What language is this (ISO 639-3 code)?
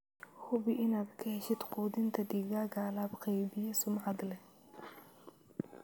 som